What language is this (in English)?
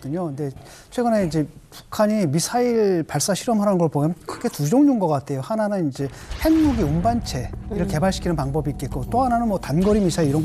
Korean